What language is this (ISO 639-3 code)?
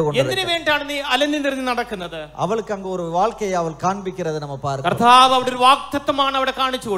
ara